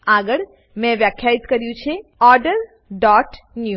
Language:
Gujarati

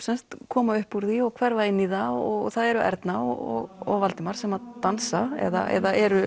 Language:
Icelandic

